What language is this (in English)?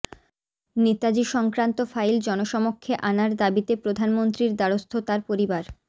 Bangla